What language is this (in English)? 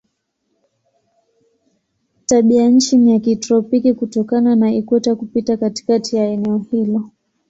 Swahili